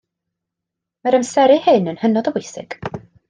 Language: Welsh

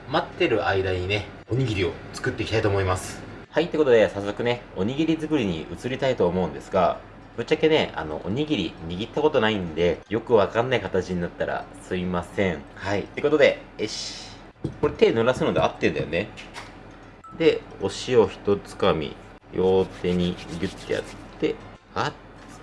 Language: Japanese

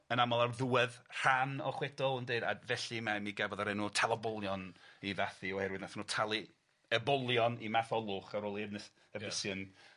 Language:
Welsh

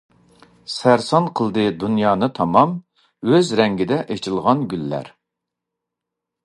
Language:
Uyghur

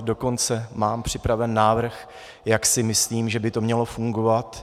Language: Czech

